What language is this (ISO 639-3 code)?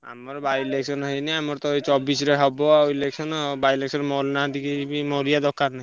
ori